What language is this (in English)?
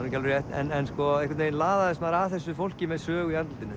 Icelandic